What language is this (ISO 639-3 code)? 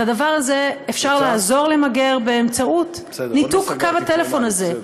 heb